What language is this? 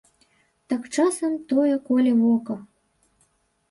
Belarusian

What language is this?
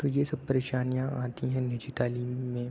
Urdu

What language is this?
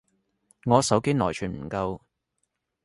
Cantonese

